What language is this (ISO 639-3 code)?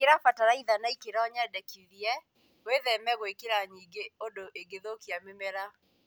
kik